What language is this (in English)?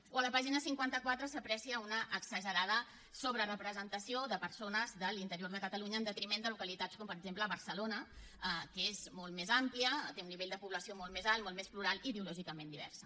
Catalan